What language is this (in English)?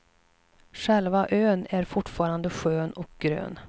Swedish